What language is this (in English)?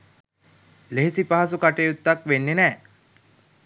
Sinhala